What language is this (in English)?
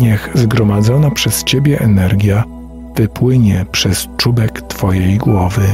Polish